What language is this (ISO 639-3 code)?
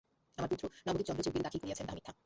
ben